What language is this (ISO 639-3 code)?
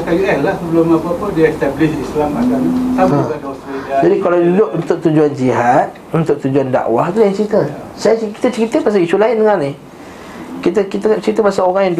msa